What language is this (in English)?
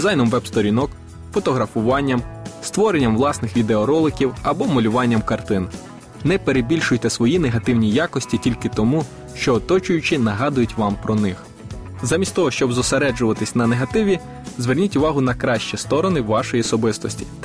Ukrainian